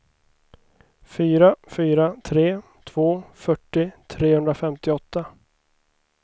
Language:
Swedish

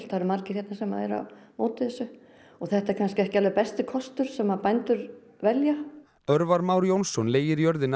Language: Icelandic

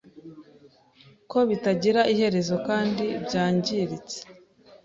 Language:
Kinyarwanda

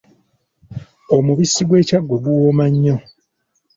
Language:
Ganda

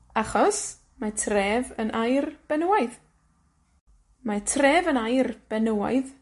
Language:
Welsh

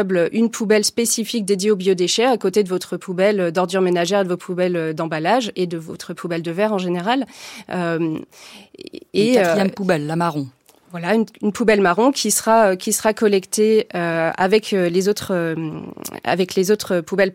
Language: French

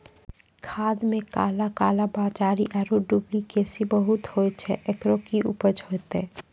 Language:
Maithili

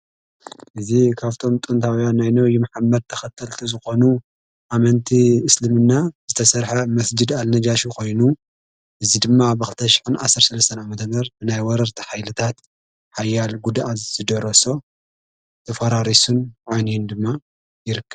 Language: Tigrinya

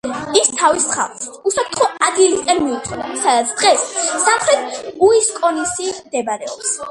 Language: Georgian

